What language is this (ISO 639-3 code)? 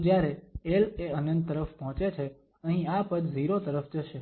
guj